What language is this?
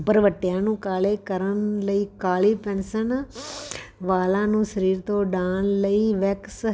Punjabi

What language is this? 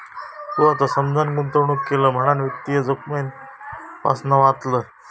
Marathi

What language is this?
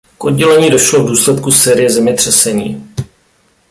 Czech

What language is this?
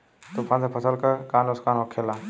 Bhojpuri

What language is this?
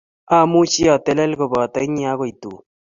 Kalenjin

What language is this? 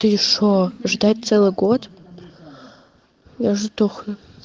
Russian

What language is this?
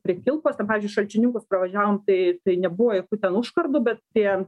Lithuanian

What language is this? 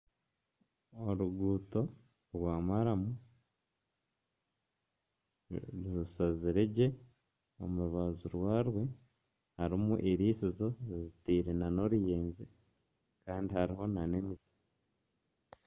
Nyankole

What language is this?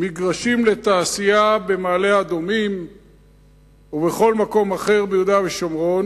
Hebrew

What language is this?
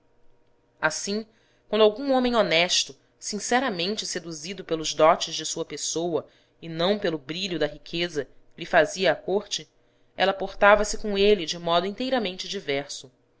Portuguese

